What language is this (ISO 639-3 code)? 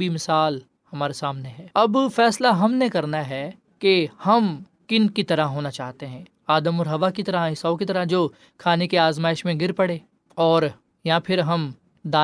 urd